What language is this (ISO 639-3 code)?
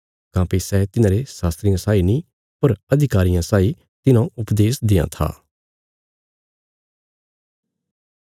kfs